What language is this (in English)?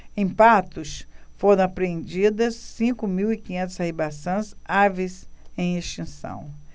Portuguese